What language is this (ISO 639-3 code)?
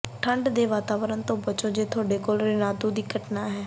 pan